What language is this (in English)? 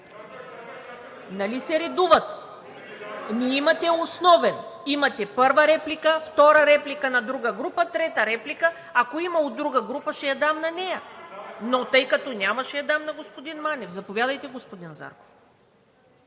Bulgarian